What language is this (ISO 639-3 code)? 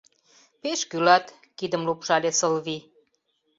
chm